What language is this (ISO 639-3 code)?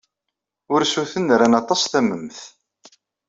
kab